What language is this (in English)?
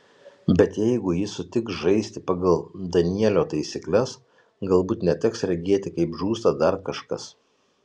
Lithuanian